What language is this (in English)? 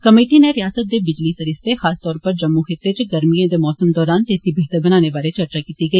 Dogri